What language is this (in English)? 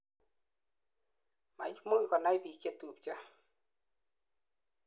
Kalenjin